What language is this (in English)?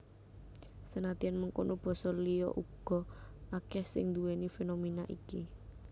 Javanese